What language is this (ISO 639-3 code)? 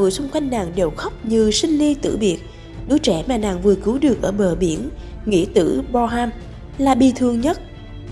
vie